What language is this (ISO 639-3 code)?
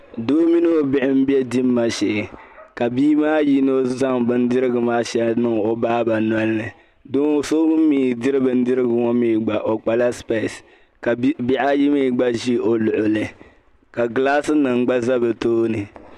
dag